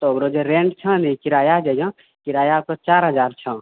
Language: Maithili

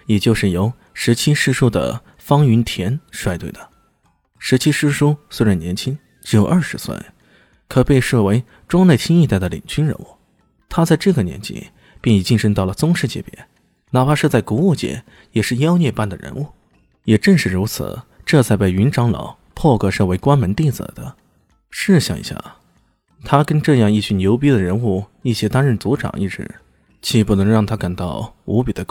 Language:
Chinese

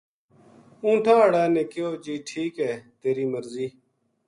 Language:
Gujari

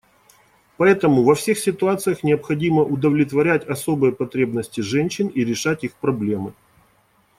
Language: Russian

